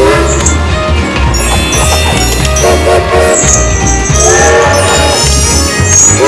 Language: Indonesian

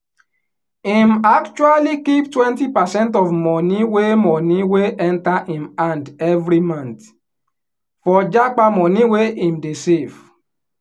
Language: Nigerian Pidgin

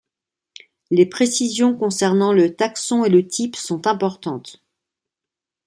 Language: French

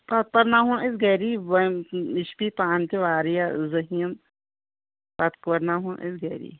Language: Kashmiri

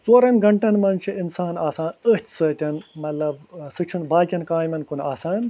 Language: Kashmiri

